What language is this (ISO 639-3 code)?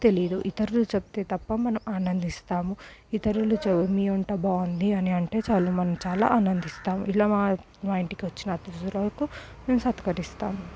tel